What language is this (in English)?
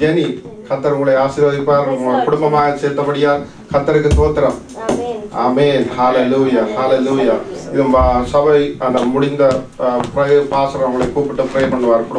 Arabic